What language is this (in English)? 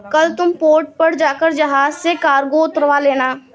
Hindi